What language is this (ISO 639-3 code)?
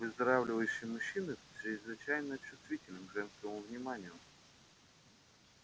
rus